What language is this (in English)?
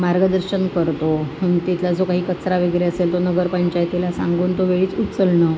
Marathi